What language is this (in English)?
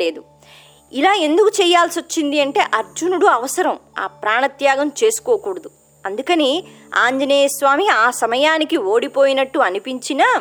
Telugu